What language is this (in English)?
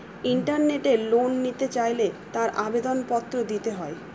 Bangla